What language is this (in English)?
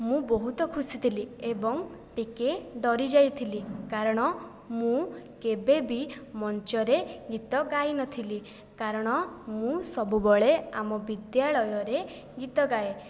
Odia